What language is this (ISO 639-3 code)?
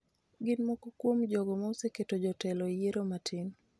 luo